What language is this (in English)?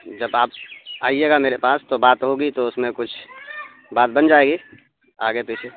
Urdu